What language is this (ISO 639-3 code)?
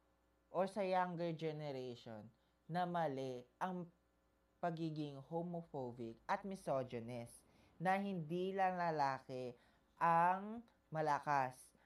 fil